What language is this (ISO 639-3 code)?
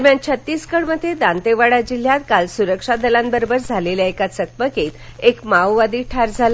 mar